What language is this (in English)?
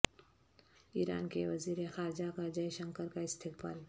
Urdu